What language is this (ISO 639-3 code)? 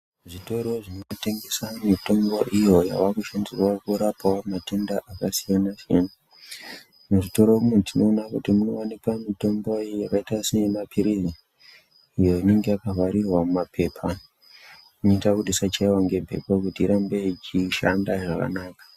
ndc